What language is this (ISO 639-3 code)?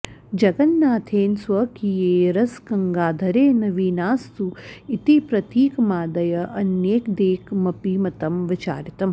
san